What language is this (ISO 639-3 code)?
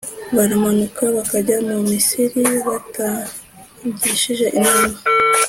kin